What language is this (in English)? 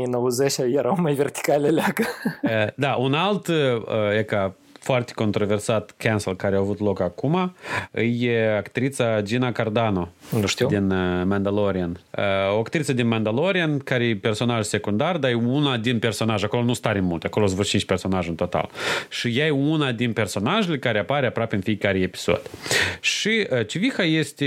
Romanian